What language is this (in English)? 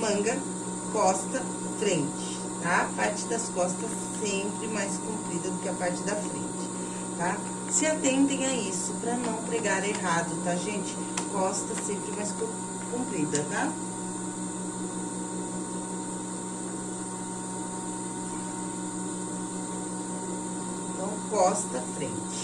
Portuguese